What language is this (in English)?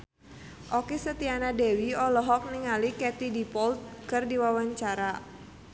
Sundanese